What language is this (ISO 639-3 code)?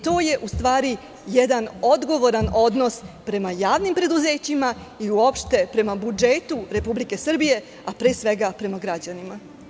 srp